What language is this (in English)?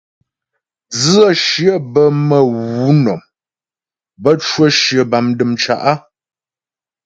Ghomala